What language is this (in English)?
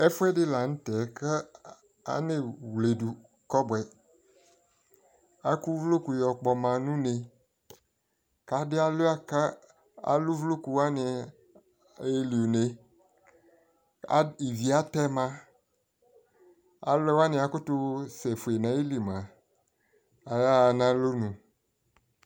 Ikposo